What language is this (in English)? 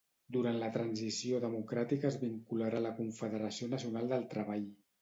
Catalan